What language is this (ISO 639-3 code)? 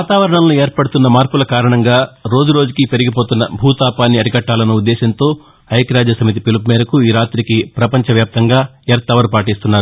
tel